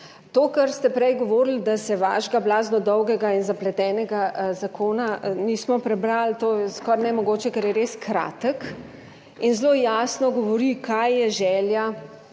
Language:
Slovenian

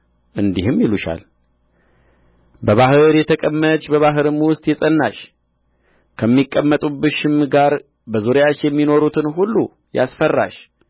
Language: Amharic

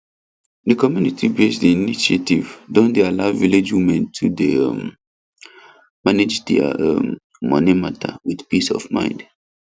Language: Nigerian Pidgin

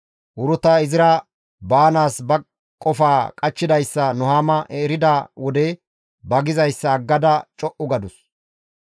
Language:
Gamo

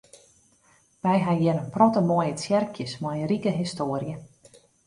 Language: Western Frisian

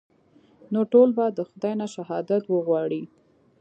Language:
Pashto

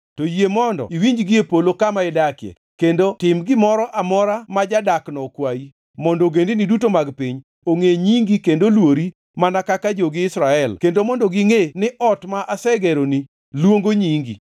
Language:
Luo (Kenya and Tanzania)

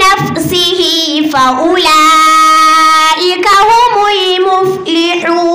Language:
Arabic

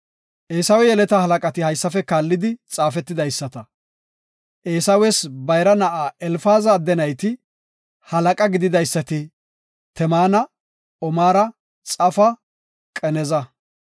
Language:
Gofa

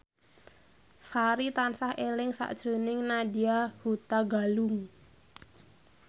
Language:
Javanese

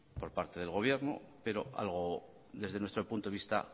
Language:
Spanish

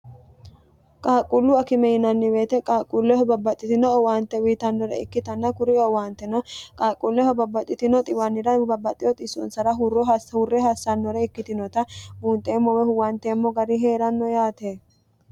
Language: Sidamo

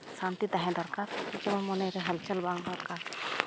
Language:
Santali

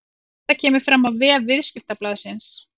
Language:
Icelandic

